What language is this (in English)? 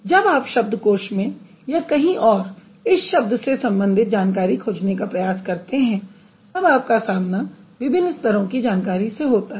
Hindi